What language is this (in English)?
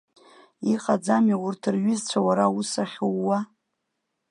Abkhazian